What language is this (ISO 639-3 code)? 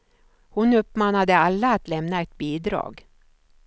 swe